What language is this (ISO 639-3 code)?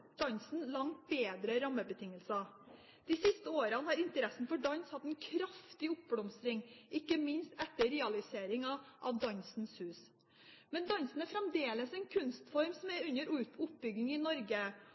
nob